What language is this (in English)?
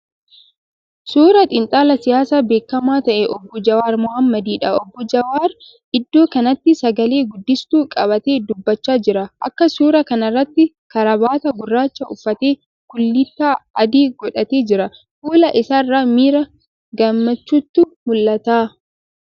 Oromo